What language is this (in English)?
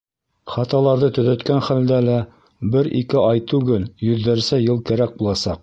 Bashkir